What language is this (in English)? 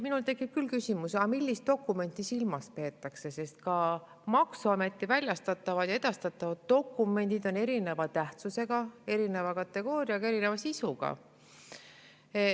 Estonian